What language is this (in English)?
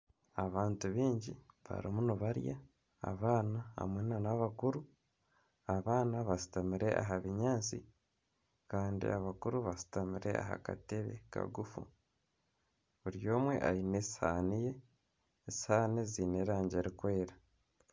Nyankole